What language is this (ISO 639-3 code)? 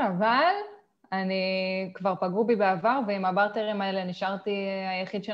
heb